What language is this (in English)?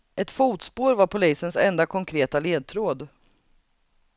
Swedish